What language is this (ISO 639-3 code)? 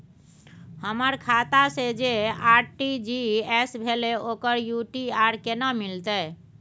mai